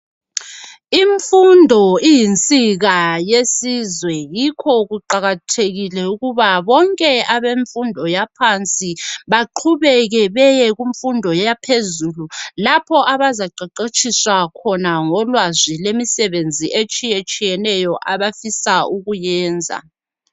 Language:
North Ndebele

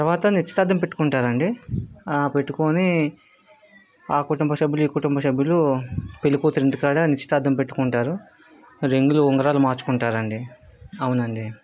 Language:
Telugu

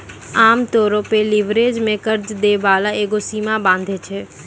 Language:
Maithili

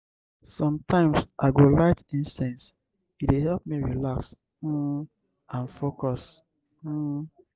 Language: Nigerian Pidgin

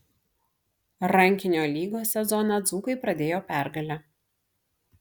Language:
Lithuanian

